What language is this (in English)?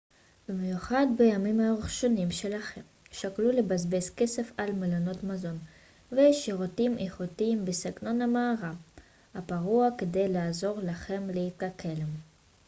Hebrew